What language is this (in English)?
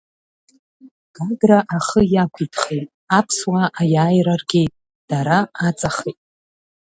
Abkhazian